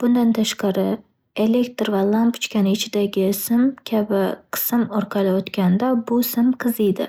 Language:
Uzbek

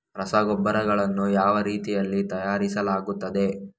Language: Kannada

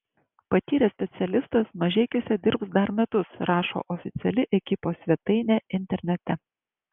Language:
Lithuanian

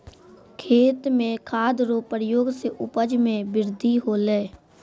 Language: Maithili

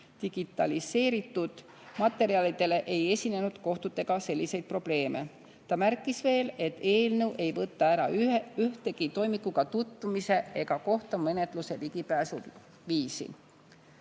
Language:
Estonian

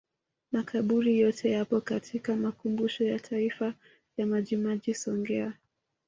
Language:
Swahili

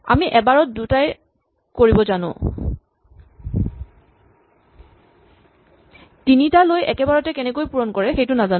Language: Assamese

